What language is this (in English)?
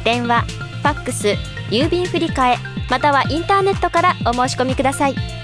Japanese